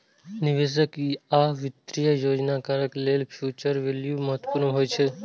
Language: Maithili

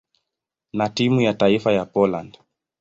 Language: Swahili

